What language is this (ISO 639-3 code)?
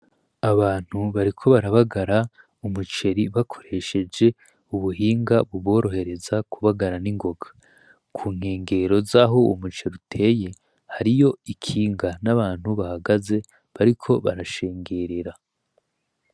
run